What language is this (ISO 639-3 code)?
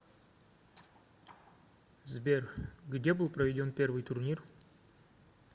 rus